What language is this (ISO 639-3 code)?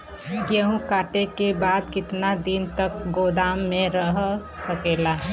bho